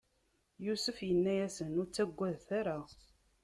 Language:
Kabyle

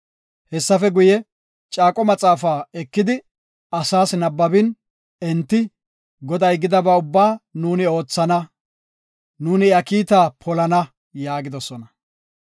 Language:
Gofa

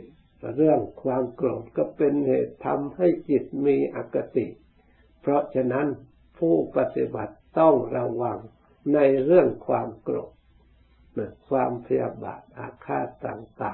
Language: Thai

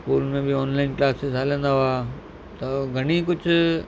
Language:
Sindhi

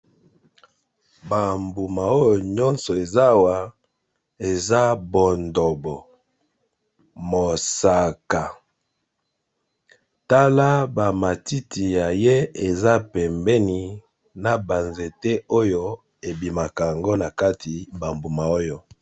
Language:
Lingala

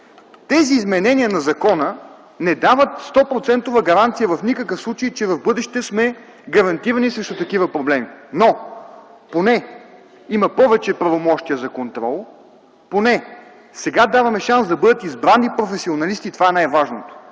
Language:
Bulgarian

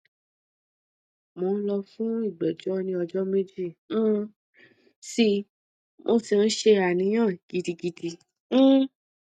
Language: Yoruba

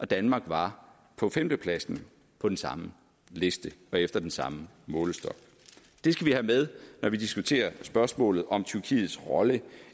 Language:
Danish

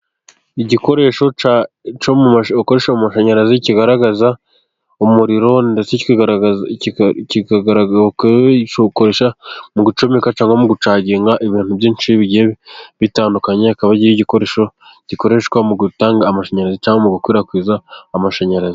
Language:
Kinyarwanda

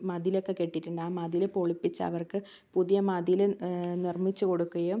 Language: Malayalam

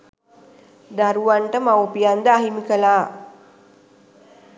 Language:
Sinhala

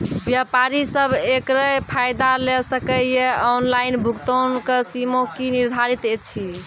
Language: Maithili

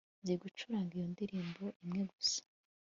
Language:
Kinyarwanda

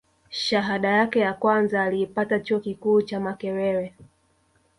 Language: Swahili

